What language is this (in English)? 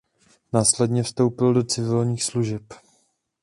Czech